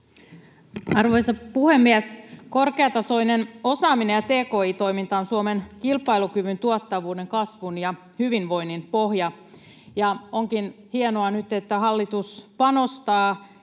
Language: Finnish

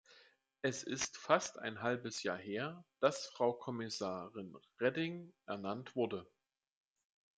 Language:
German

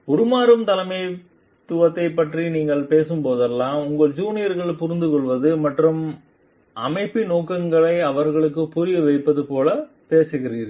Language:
Tamil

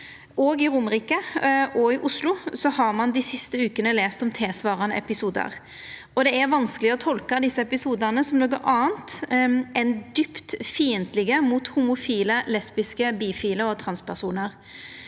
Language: Norwegian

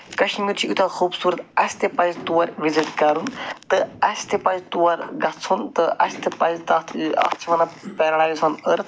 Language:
Kashmiri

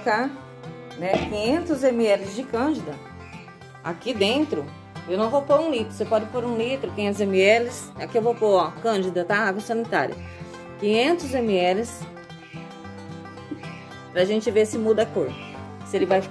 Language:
Portuguese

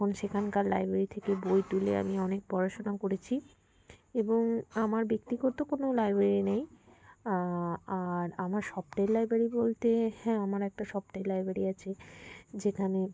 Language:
Bangla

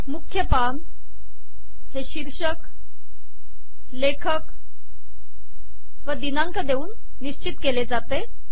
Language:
Marathi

